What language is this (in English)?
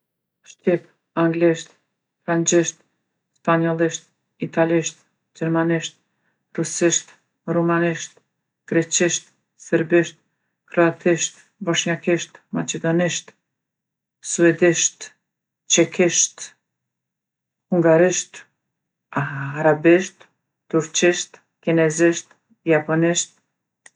Gheg Albanian